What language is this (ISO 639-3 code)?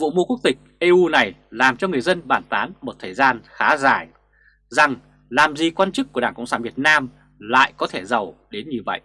vie